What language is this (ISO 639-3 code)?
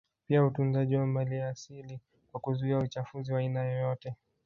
swa